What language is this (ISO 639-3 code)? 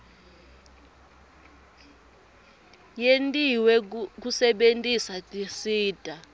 ssw